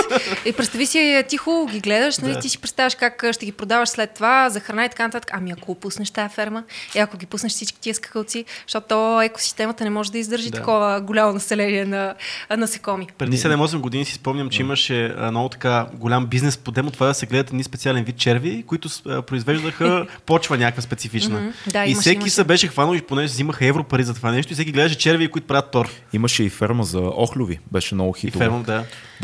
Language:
Bulgarian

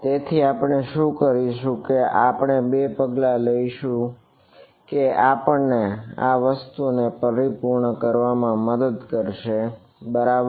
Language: Gujarati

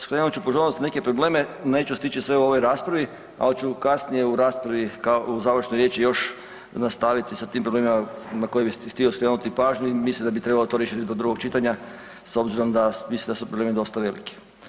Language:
Croatian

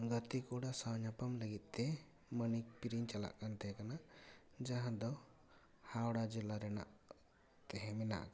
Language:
Santali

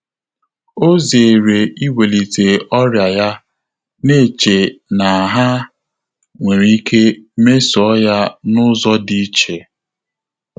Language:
Igbo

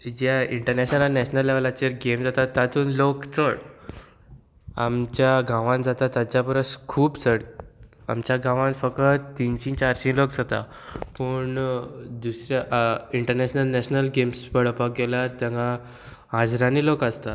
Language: Konkani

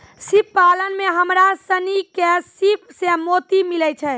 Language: Maithili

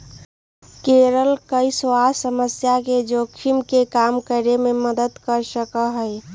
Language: Magahi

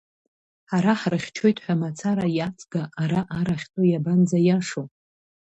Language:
Abkhazian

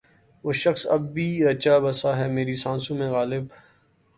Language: Urdu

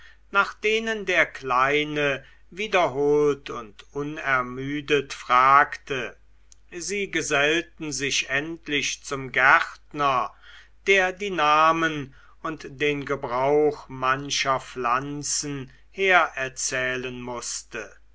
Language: German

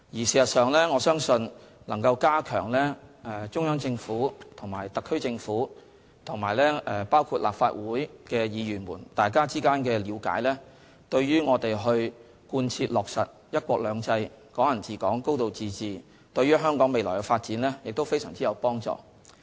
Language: Cantonese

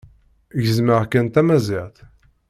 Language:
Kabyle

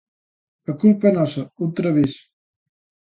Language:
Galician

